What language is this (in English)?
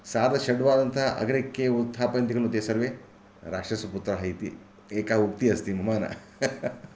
Sanskrit